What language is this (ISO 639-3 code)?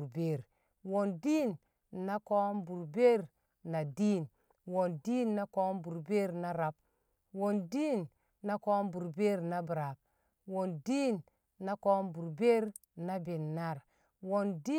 kcq